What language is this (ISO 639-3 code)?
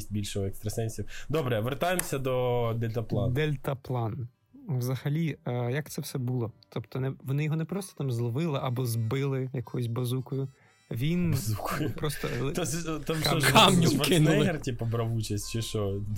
ukr